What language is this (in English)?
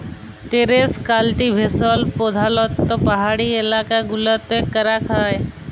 Bangla